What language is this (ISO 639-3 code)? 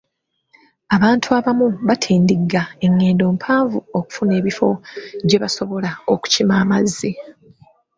lug